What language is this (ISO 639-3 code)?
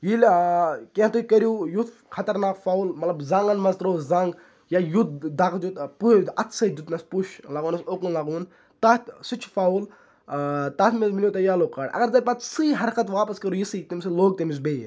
kas